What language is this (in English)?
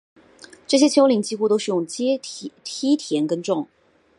Chinese